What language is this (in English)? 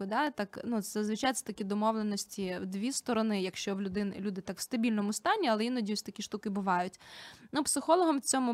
Ukrainian